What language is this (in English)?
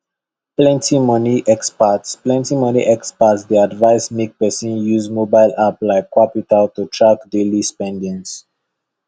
Nigerian Pidgin